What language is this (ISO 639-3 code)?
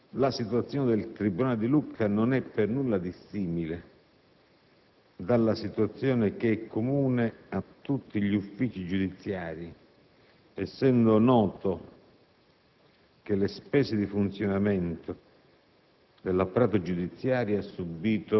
ita